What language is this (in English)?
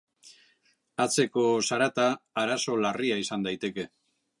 Basque